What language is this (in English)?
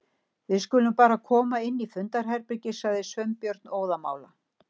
Icelandic